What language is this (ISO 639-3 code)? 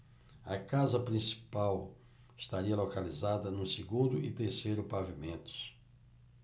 por